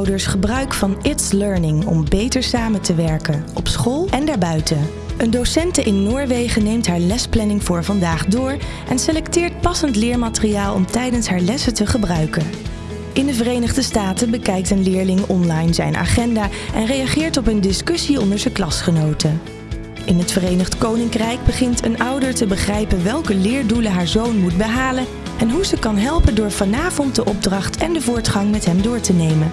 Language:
Dutch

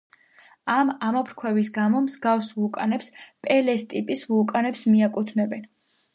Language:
Georgian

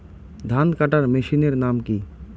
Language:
Bangla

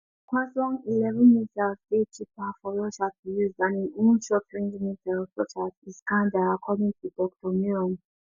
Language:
Nigerian Pidgin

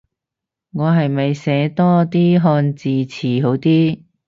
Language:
Cantonese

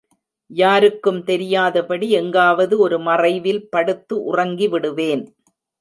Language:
Tamil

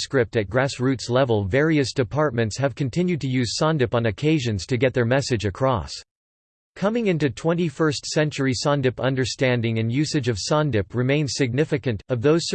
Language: English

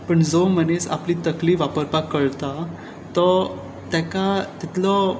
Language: Konkani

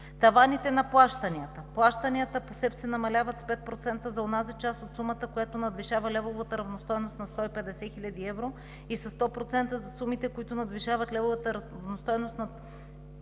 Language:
Bulgarian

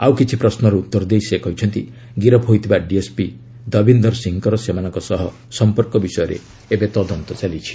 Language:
Odia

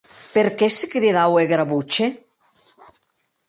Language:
Occitan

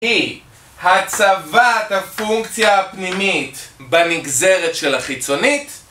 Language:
Hebrew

